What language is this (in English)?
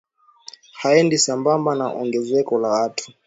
Swahili